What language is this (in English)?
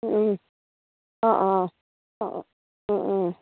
Assamese